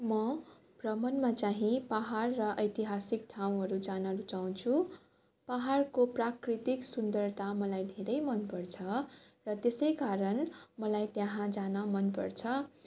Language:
Nepali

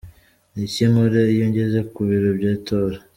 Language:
Kinyarwanda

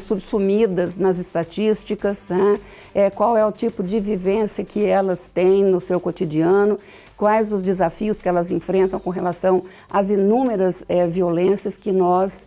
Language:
Portuguese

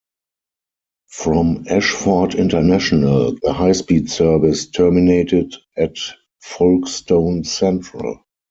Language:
English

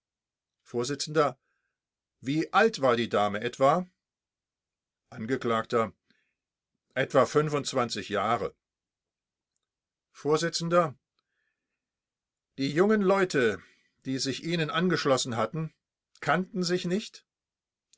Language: German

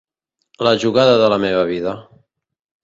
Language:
Catalan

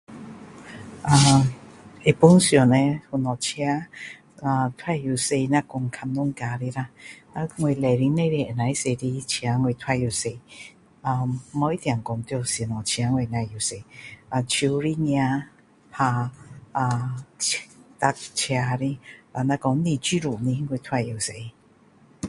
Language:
Min Dong Chinese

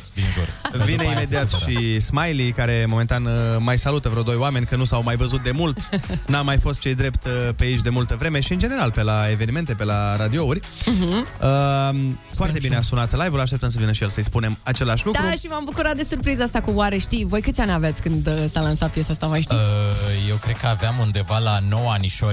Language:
Romanian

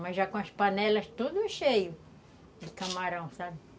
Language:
Portuguese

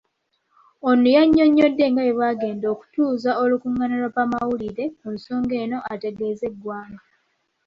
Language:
Ganda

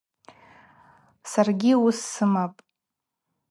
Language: Abaza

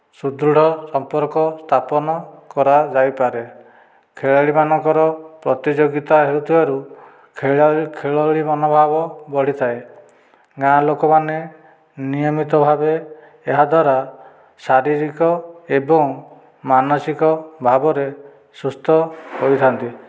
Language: Odia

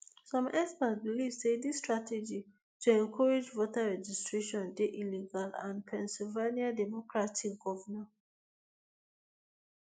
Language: Nigerian Pidgin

